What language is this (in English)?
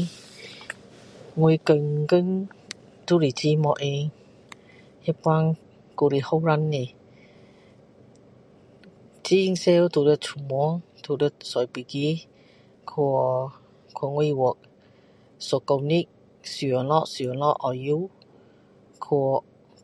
Min Dong Chinese